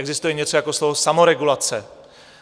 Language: Czech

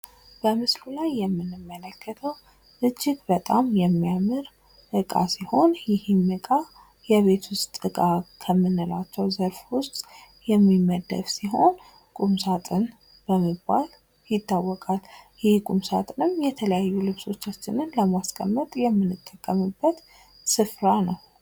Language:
Amharic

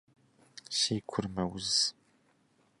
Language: Kabardian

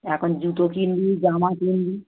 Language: Bangla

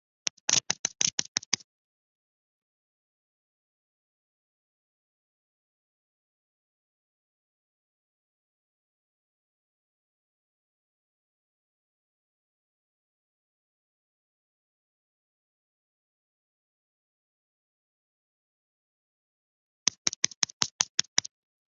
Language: Chinese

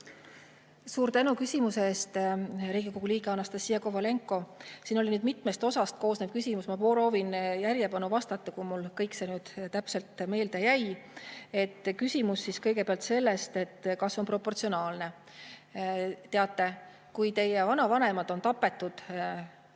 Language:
Estonian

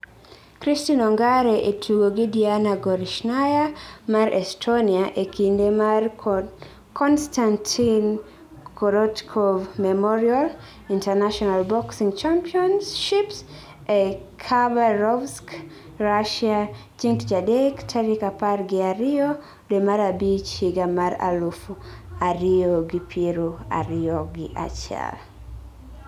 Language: Luo (Kenya and Tanzania)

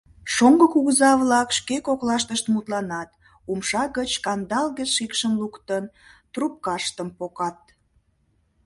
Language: Mari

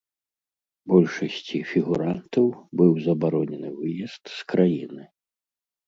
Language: Belarusian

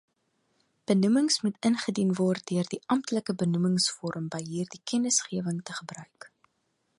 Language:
Afrikaans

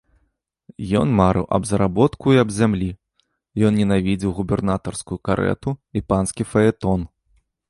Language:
Belarusian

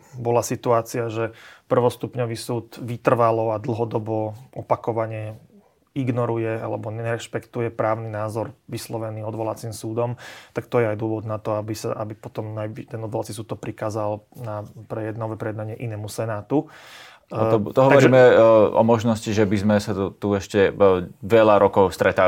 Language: Slovak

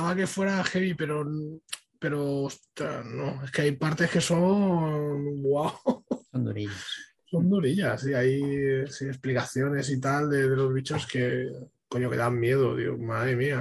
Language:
Spanish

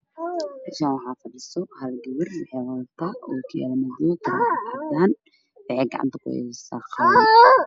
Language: Somali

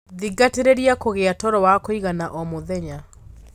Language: Kikuyu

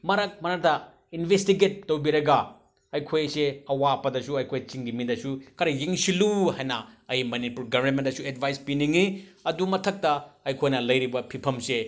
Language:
Manipuri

